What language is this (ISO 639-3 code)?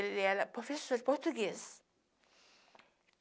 por